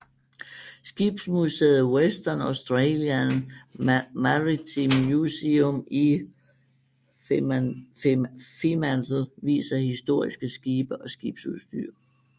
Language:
Danish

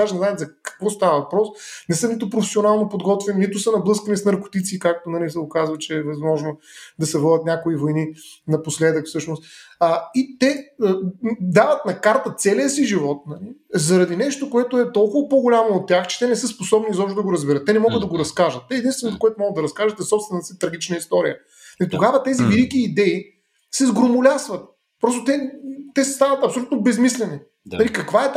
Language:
Bulgarian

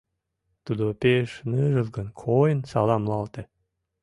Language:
Mari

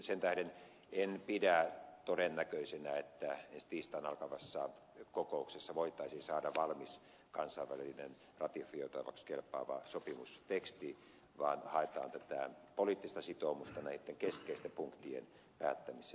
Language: Finnish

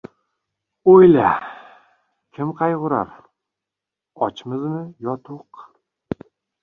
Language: Uzbek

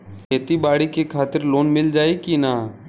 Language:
Bhojpuri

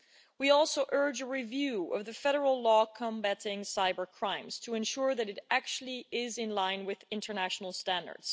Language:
English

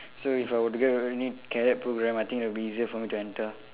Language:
English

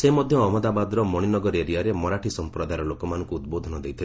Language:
Odia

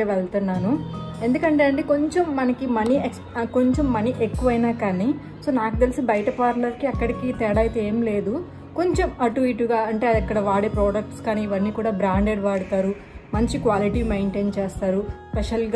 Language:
Hindi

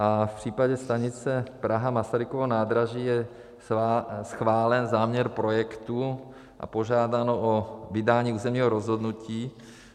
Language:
Czech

